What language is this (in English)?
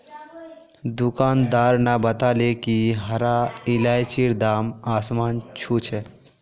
Magahi